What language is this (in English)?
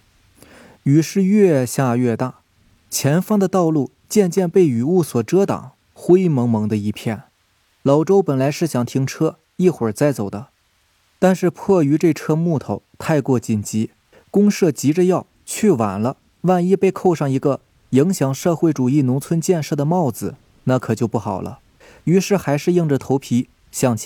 Chinese